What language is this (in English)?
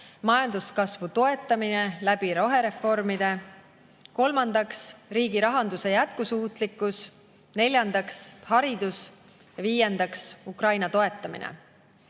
Estonian